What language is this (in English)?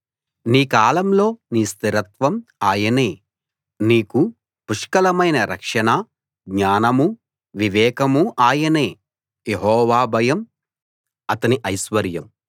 Telugu